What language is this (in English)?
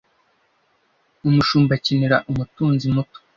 Kinyarwanda